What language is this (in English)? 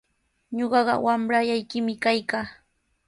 Sihuas Ancash Quechua